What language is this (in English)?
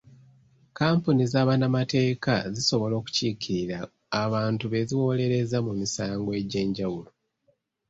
Ganda